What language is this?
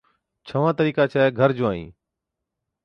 Od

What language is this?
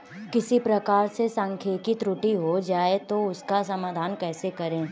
Hindi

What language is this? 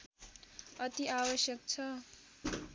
Nepali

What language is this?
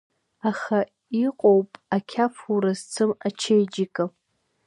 Abkhazian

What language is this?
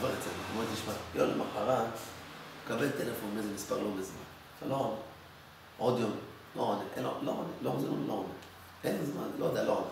Hebrew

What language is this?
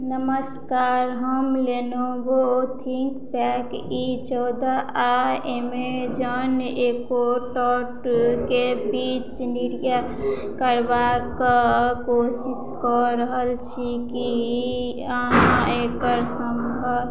Maithili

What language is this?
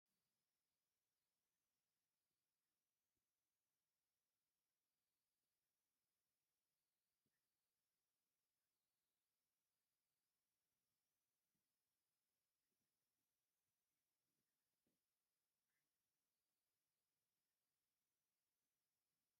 Tigrinya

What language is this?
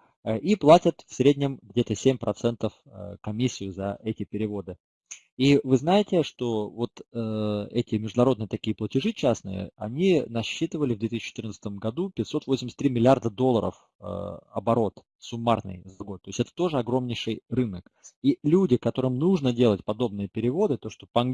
Russian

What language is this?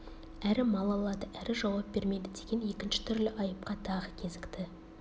Kazakh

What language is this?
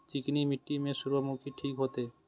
Maithili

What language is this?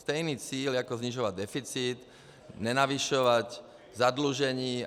Czech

